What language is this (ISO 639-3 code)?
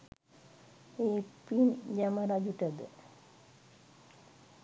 sin